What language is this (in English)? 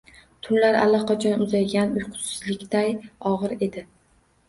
Uzbek